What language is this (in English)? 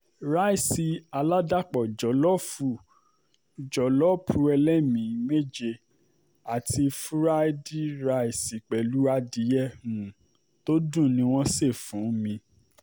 Yoruba